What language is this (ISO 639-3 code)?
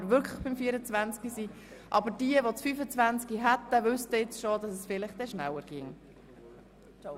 gsw